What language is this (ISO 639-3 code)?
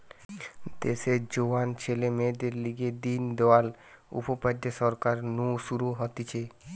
ben